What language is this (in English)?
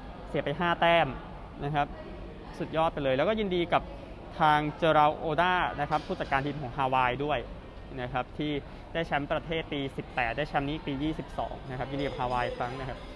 Thai